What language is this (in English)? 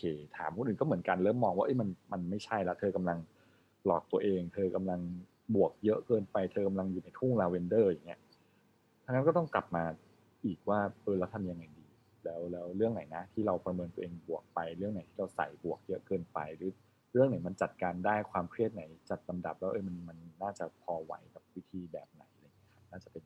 Thai